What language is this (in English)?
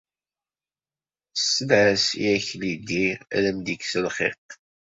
Kabyle